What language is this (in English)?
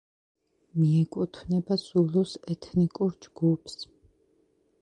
Georgian